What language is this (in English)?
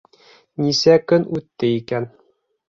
Bashkir